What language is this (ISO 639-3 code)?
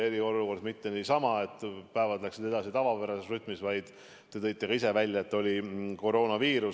est